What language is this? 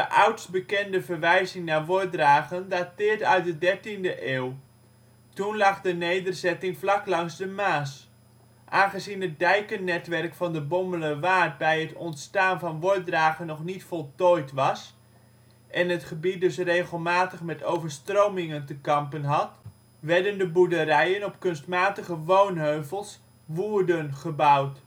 Dutch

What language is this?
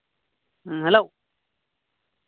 Santali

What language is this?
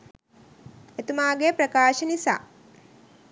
Sinhala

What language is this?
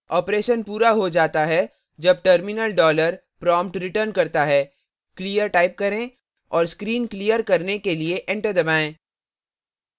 Hindi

